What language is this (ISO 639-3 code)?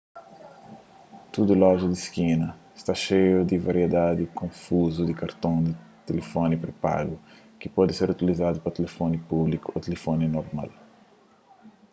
kea